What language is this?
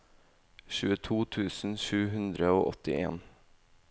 Norwegian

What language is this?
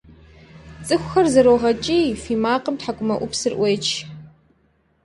Kabardian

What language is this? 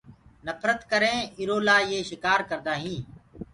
Gurgula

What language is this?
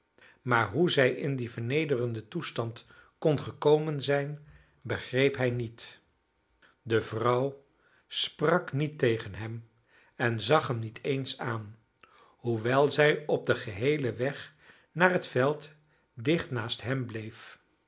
Dutch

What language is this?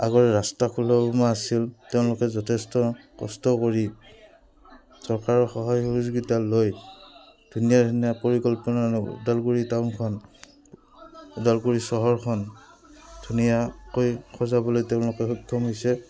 Assamese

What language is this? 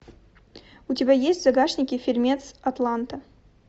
Russian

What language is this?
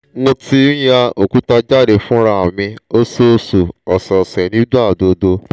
Yoruba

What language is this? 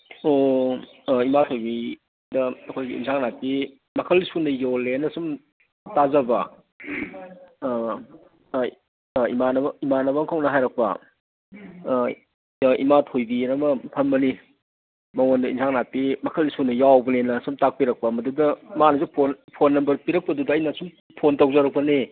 Manipuri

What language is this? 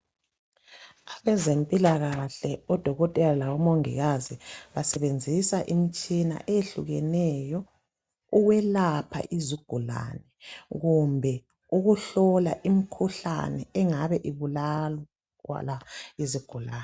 North Ndebele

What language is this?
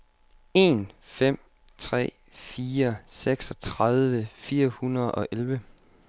Danish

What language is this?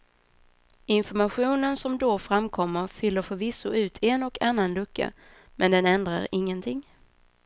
Swedish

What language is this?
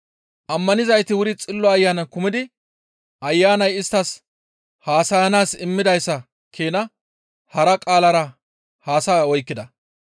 Gamo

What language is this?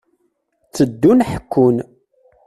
Kabyle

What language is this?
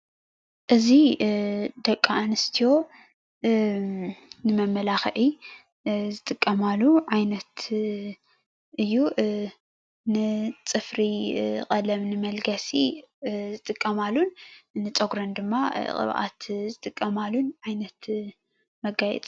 Tigrinya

